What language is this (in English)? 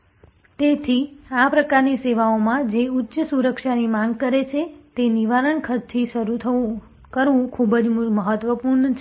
Gujarati